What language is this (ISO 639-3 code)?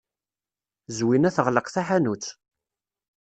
kab